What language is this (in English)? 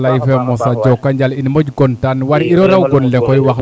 Serer